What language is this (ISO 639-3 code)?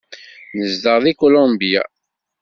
kab